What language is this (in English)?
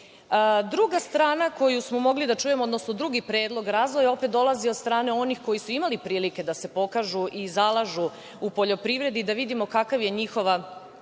Serbian